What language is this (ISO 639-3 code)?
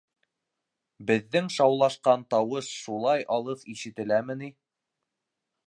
bak